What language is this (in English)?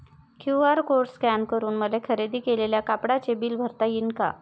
Marathi